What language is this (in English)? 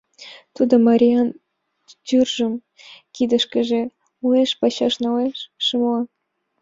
Mari